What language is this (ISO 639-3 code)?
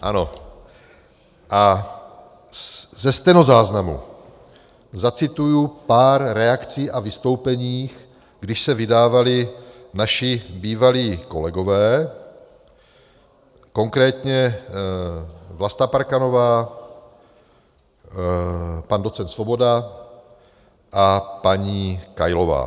ces